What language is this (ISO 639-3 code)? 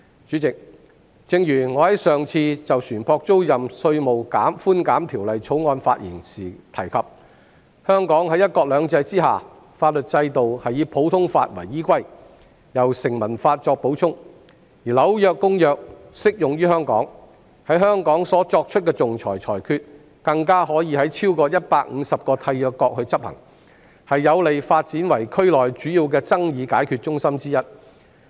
yue